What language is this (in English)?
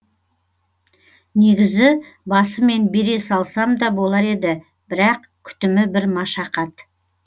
Kazakh